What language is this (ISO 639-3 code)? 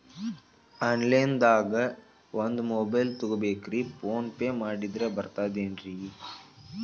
kan